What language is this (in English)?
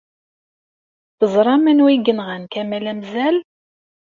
Kabyle